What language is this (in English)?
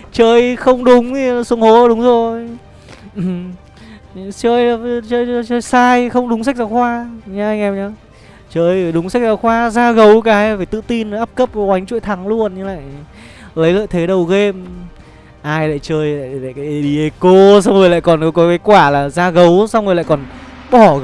Vietnamese